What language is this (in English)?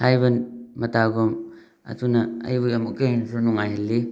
Manipuri